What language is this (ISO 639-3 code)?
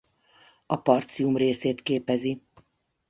hun